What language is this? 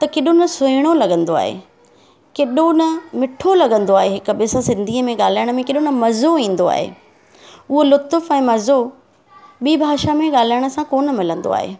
Sindhi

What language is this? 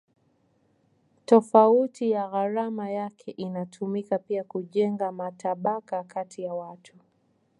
Swahili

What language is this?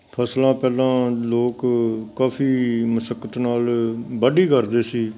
Punjabi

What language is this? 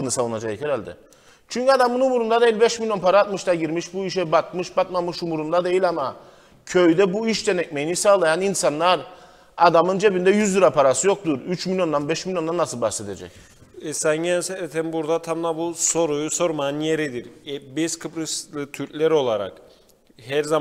Turkish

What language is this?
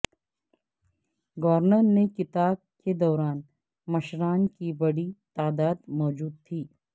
Urdu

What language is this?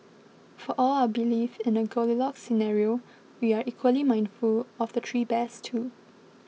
English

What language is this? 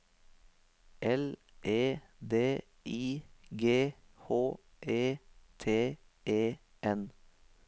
Norwegian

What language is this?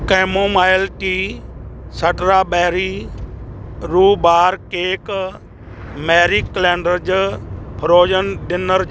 Punjabi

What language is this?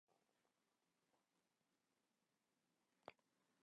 Welsh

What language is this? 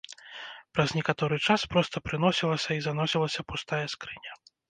Belarusian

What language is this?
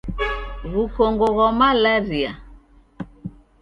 Taita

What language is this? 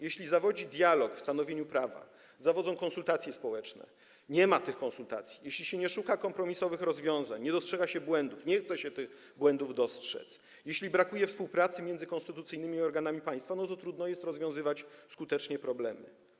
Polish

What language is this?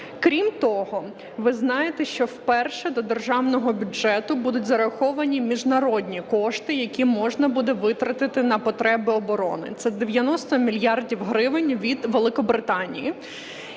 Ukrainian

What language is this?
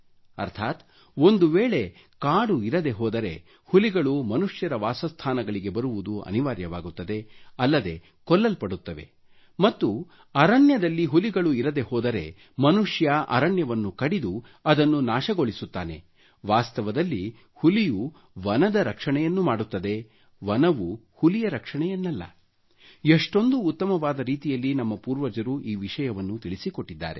Kannada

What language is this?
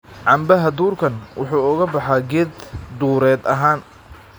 Somali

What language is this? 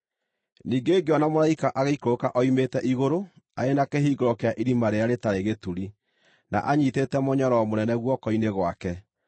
Kikuyu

